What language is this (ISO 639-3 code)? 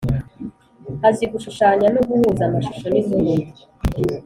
kin